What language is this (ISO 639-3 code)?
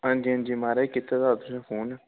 doi